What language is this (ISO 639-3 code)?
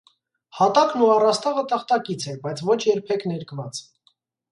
hye